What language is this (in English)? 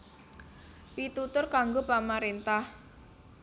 Javanese